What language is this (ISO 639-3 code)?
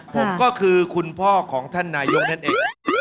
tha